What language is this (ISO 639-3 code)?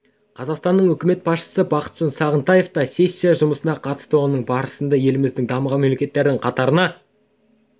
kaz